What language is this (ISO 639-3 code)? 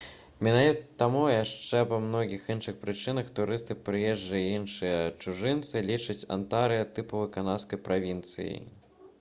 bel